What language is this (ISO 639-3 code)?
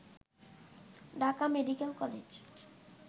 ben